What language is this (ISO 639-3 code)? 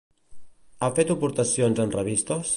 cat